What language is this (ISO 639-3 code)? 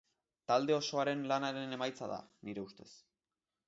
eus